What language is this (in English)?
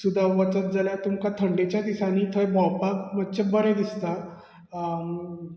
Konkani